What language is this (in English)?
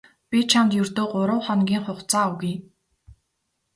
Mongolian